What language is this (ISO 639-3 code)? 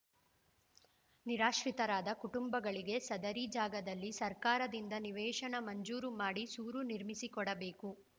kan